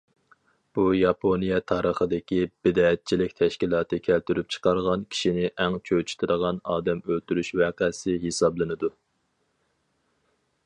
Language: Uyghur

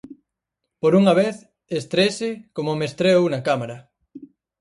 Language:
Galician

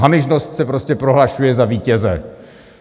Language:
Czech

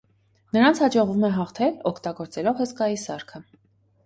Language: Armenian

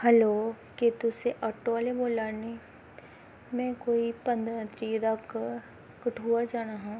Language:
Dogri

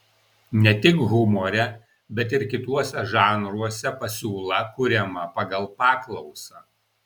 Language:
Lithuanian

